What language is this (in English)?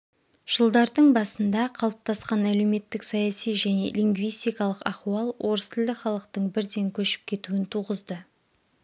Kazakh